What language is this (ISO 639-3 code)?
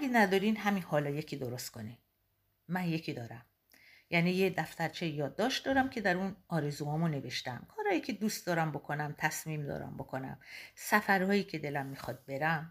fas